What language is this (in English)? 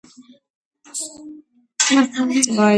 Georgian